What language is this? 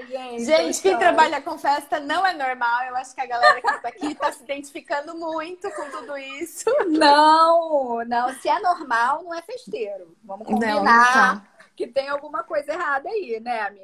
Portuguese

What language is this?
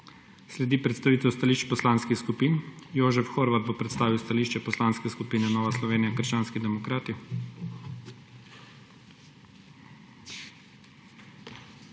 Slovenian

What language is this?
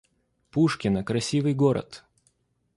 Russian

